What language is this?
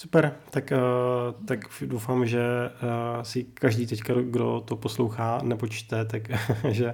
Czech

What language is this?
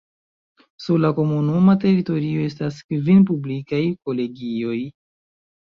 Esperanto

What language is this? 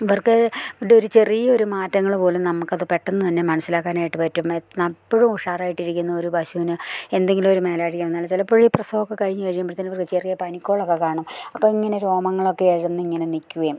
Malayalam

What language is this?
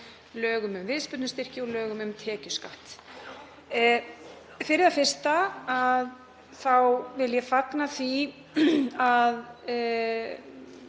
Icelandic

